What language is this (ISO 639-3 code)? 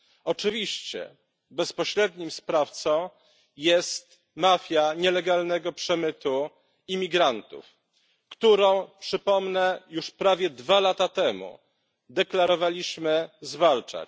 pol